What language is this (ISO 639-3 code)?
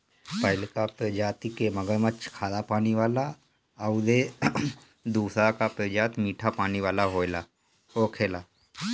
bho